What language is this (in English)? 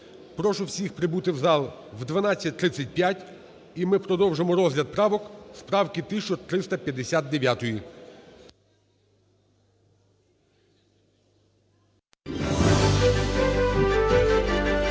Ukrainian